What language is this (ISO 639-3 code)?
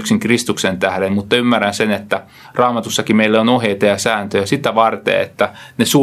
fin